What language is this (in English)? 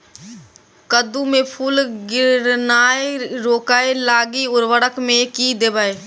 Maithili